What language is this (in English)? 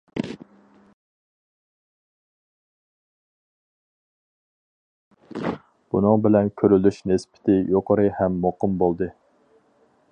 Uyghur